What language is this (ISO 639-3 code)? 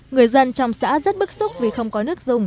vie